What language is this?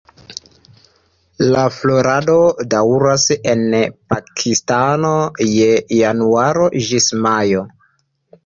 Esperanto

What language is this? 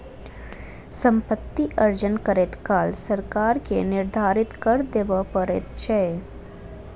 Maithili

